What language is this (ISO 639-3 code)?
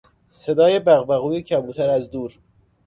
fas